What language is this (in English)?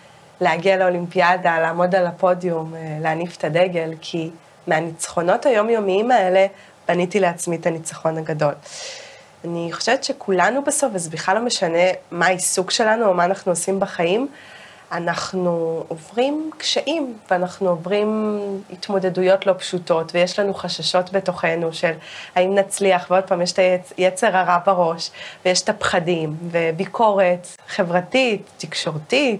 Hebrew